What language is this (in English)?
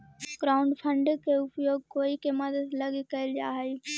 Magahi